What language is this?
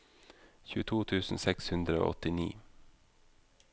Norwegian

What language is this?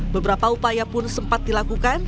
Indonesian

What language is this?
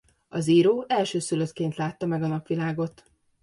Hungarian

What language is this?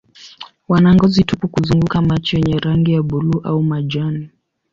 Swahili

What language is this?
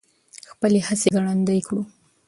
Pashto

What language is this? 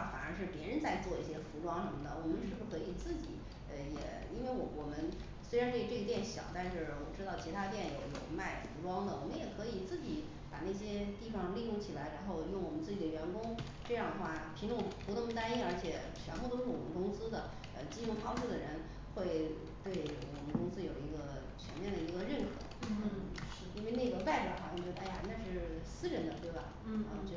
Chinese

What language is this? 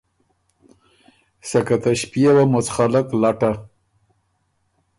Ormuri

